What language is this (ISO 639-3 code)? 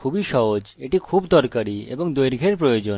ben